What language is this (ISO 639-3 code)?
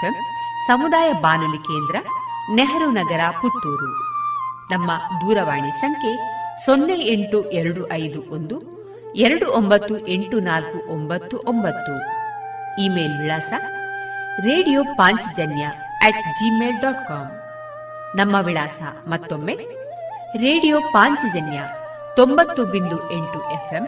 kan